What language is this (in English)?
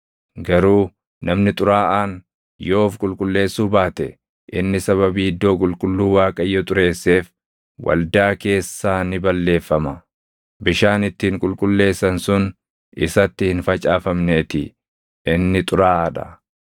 Oromo